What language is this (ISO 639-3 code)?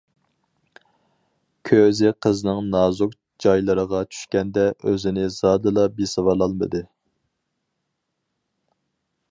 uig